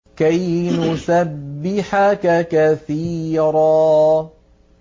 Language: Arabic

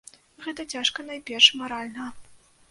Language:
Belarusian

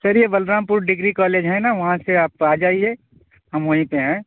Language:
Urdu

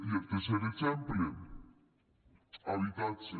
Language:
Catalan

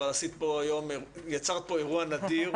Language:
Hebrew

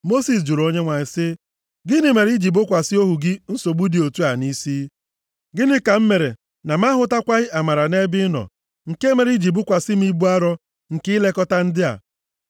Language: Igbo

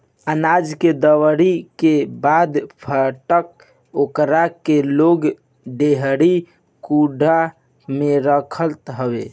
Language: Bhojpuri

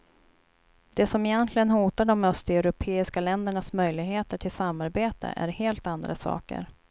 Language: Swedish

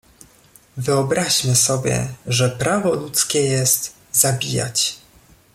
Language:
Polish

